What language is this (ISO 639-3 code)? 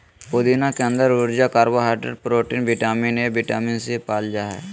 mag